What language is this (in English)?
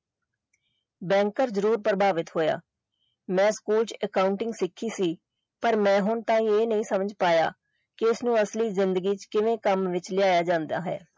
Punjabi